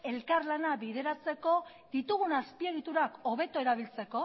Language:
Basque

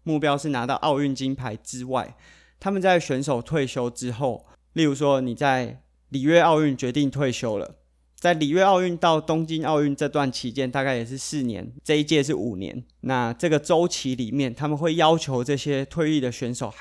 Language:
Chinese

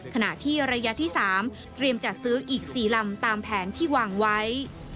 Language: Thai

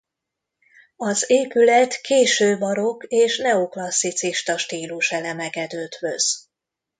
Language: Hungarian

